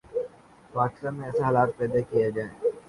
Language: Urdu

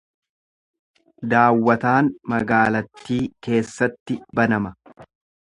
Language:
Oromo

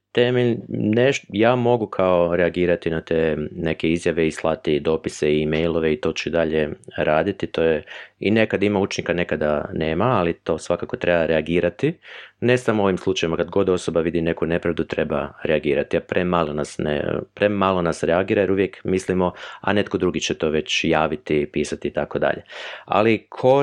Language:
Croatian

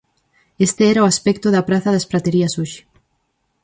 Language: Galician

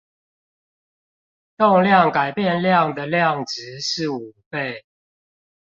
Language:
Chinese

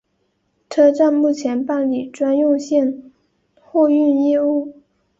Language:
Chinese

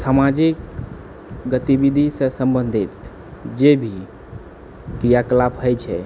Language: Maithili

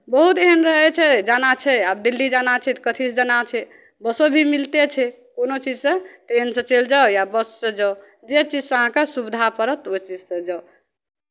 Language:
Maithili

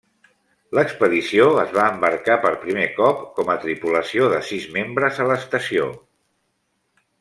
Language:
Catalan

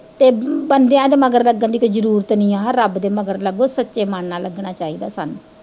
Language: Punjabi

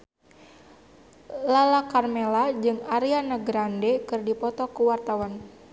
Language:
Sundanese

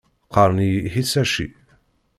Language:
Kabyle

